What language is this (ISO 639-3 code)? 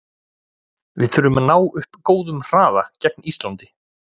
isl